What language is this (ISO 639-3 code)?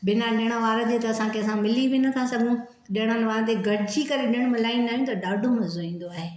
snd